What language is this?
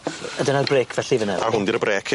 Welsh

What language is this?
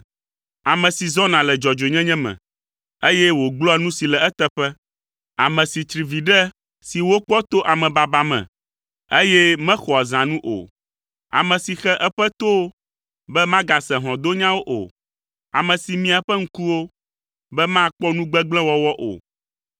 Ewe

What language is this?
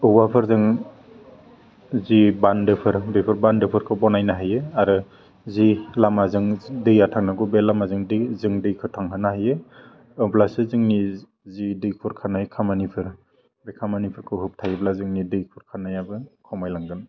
Bodo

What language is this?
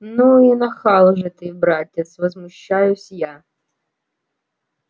Russian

